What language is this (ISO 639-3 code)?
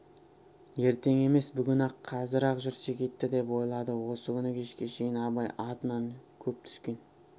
kaz